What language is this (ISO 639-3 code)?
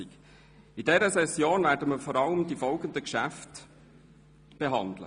gsw